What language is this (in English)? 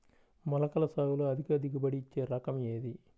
Telugu